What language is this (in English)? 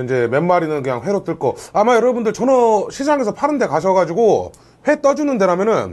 Korean